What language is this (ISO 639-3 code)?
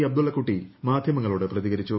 mal